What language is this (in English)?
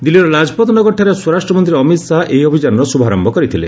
Odia